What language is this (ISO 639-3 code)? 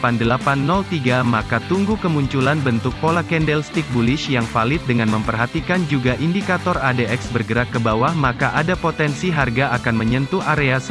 ind